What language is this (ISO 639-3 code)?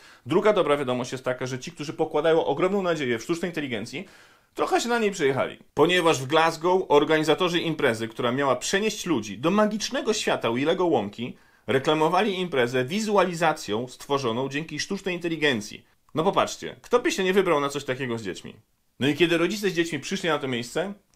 pol